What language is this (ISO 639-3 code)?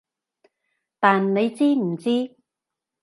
yue